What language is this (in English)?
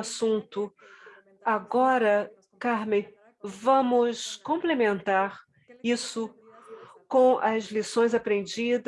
Portuguese